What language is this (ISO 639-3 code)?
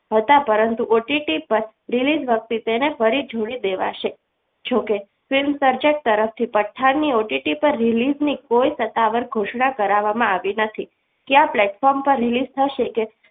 guj